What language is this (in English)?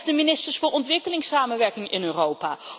Dutch